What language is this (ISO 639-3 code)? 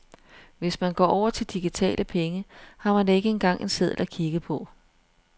dan